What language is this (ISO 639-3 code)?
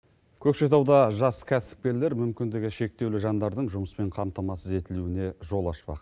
kaz